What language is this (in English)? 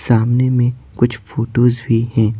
Hindi